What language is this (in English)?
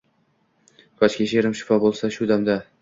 Uzbek